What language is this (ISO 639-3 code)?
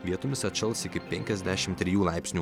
lit